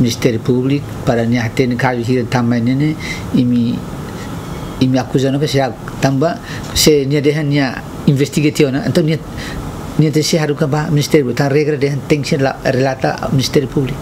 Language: Romanian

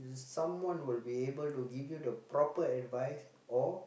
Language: English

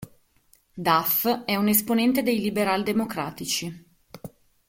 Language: Italian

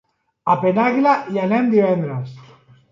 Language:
Catalan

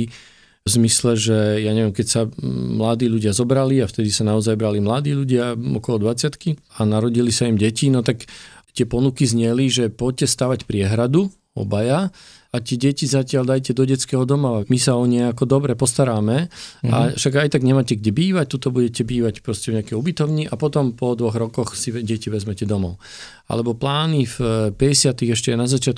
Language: Slovak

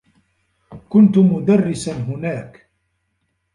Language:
Arabic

